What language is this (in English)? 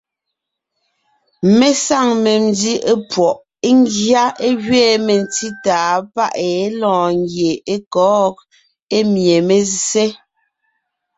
Ngiemboon